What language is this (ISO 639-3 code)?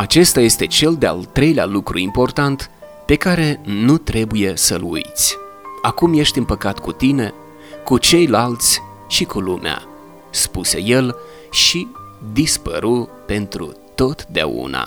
ron